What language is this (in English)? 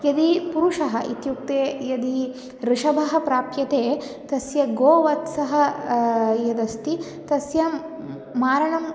Sanskrit